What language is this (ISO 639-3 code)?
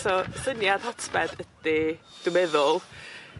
cym